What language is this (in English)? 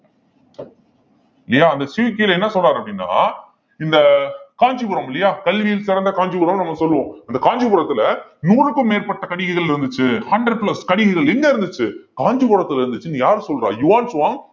Tamil